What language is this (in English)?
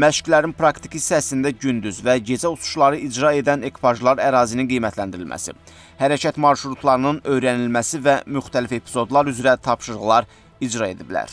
Turkish